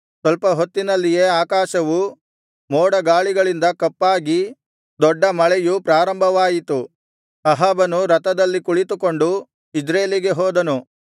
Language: Kannada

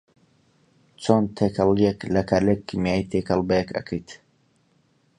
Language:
Central Kurdish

